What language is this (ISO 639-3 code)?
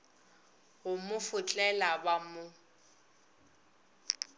nso